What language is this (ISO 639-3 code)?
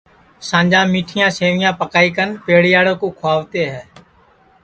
ssi